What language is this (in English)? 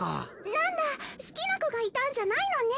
Japanese